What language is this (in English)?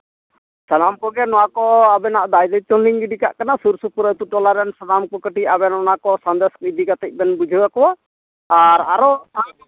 Santali